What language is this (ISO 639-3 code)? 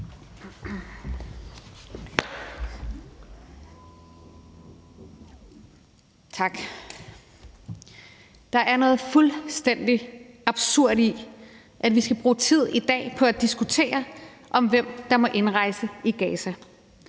dan